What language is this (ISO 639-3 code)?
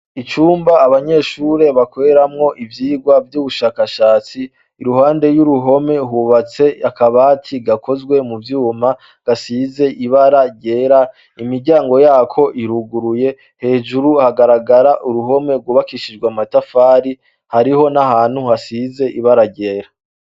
run